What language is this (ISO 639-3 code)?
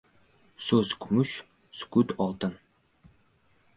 uzb